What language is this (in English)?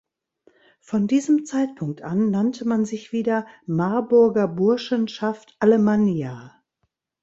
German